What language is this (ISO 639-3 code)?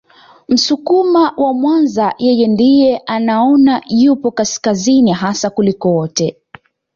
swa